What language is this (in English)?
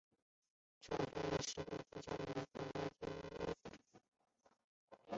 Chinese